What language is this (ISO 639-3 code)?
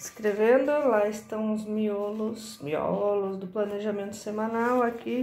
por